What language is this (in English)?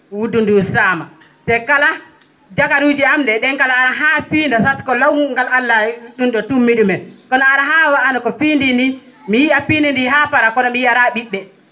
Fula